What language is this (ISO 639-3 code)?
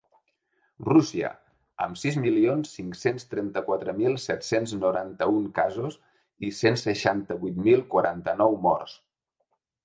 cat